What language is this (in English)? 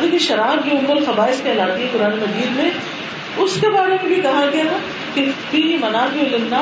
Urdu